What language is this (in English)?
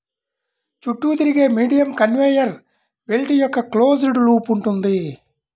Telugu